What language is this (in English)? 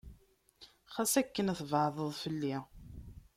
Kabyle